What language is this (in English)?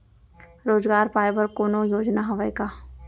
Chhattisgarhi